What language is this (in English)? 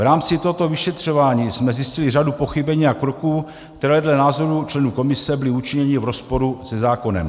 Czech